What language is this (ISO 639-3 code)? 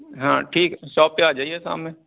urd